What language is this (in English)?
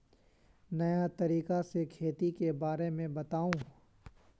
Magahi